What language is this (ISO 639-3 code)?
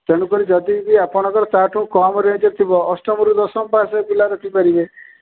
ori